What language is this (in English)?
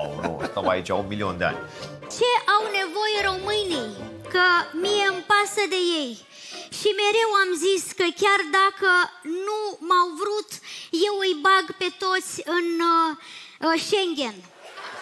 Romanian